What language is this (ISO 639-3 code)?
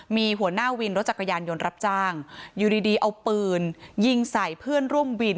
tha